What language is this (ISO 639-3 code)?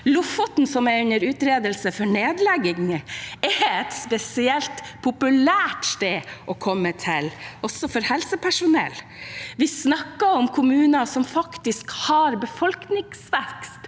nor